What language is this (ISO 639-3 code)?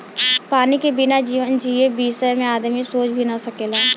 bho